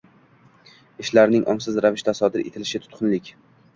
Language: Uzbek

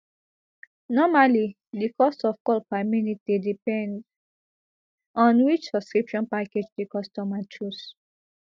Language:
Nigerian Pidgin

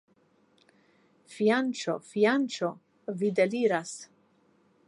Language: Esperanto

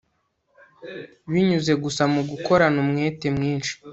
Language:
Kinyarwanda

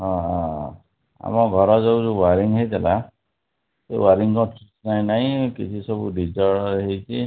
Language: Odia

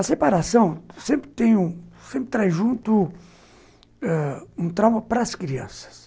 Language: Portuguese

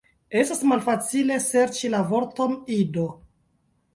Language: Esperanto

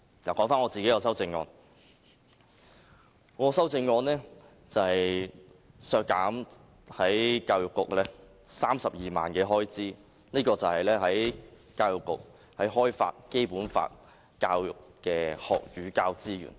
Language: Cantonese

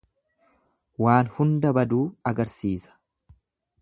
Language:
Oromo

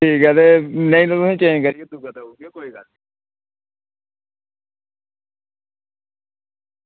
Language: Dogri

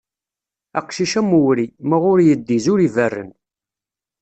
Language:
Kabyle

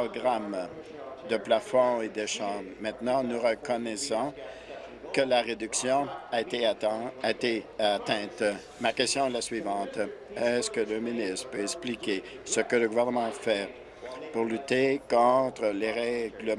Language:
French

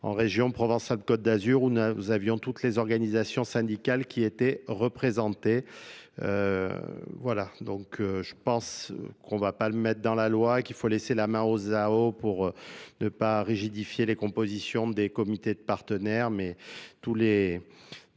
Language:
French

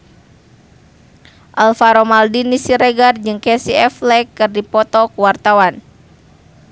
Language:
Sundanese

